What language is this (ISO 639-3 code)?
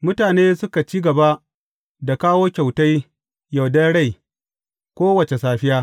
hau